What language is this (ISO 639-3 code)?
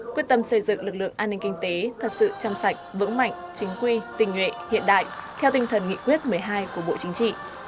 vie